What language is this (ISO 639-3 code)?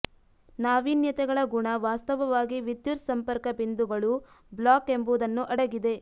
kan